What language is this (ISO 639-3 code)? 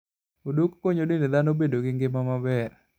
luo